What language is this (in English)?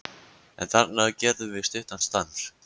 Icelandic